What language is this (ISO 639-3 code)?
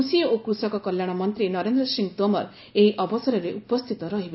ori